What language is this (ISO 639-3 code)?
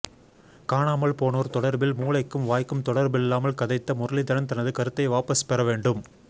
tam